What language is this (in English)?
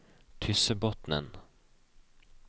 Norwegian